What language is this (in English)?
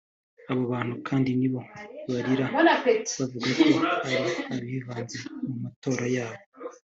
Kinyarwanda